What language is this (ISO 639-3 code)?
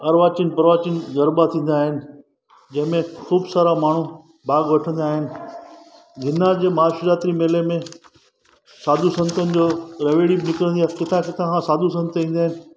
snd